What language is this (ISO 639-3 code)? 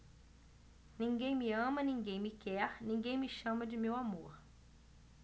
por